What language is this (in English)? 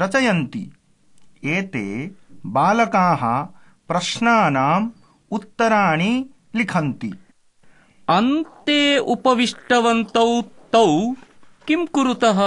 Korean